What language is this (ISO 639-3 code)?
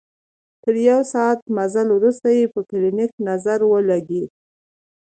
pus